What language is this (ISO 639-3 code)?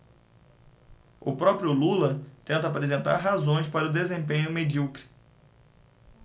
por